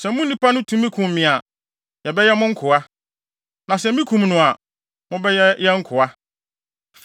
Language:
Akan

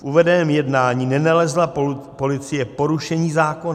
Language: Czech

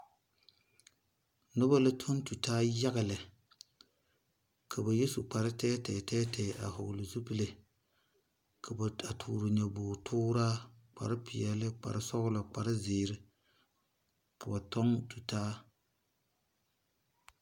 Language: Southern Dagaare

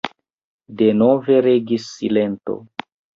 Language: Esperanto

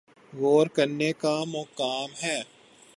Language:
Urdu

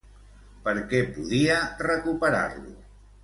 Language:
Catalan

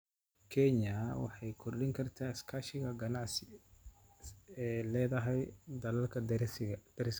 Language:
Somali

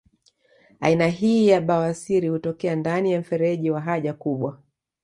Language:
Swahili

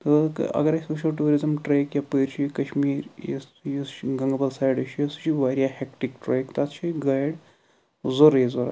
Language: Kashmiri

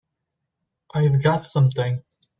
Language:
English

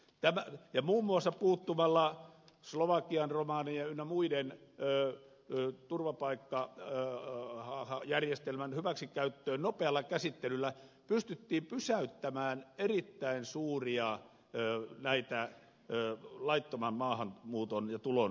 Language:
Finnish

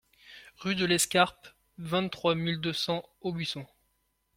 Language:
French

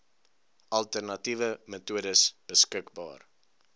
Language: Afrikaans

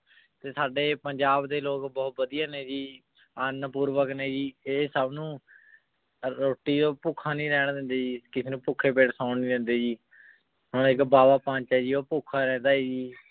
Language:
Punjabi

